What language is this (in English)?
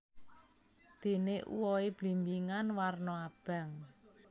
Javanese